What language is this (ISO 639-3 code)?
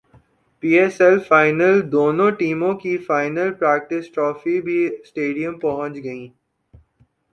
urd